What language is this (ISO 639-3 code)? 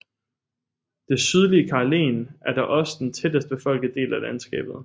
dan